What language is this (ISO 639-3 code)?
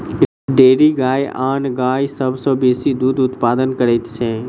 mai